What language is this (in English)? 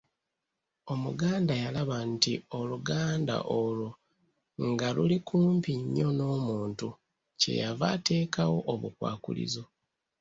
Ganda